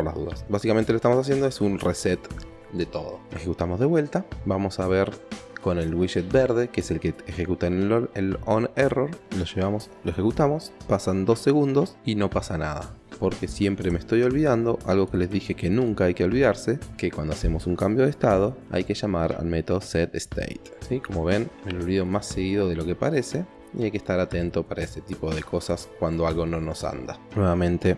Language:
Spanish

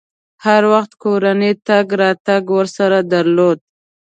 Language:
Pashto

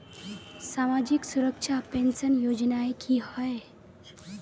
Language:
Magahi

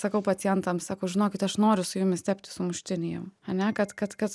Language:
Lithuanian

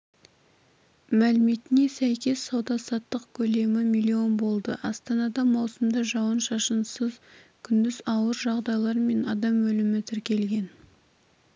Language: Kazakh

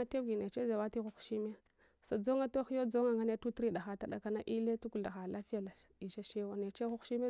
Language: Hwana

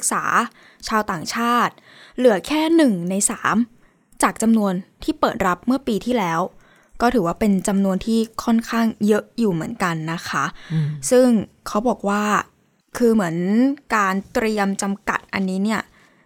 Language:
Thai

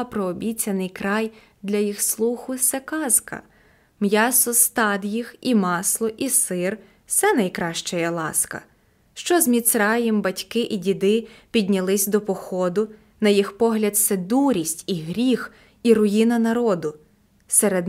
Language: Ukrainian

